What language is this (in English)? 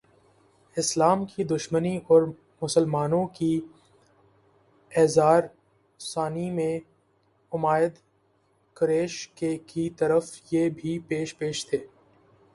Urdu